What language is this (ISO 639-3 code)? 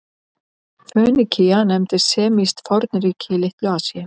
isl